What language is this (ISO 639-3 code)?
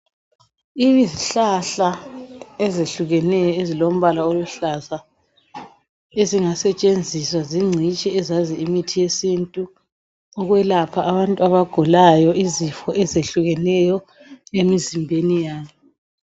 nde